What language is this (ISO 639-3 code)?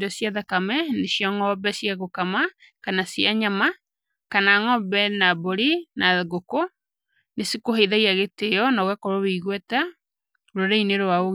kik